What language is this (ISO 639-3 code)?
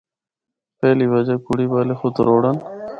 hno